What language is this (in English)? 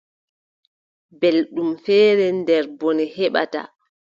Adamawa Fulfulde